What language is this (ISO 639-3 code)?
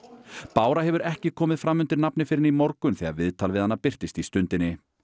isl